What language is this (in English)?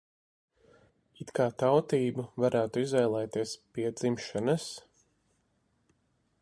Latvian